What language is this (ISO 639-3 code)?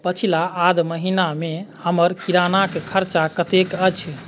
mai